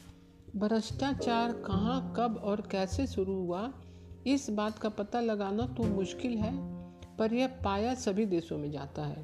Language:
Hindi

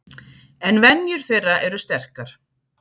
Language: Icelandic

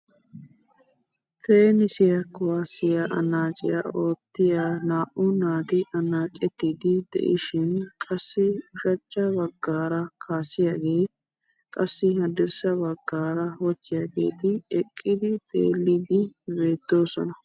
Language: Wolaytta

